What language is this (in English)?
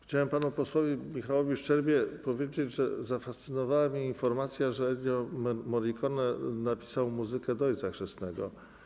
Polish